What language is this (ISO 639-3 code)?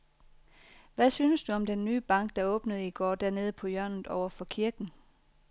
dan